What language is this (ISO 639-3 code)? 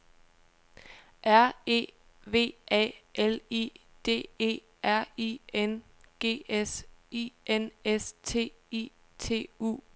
dan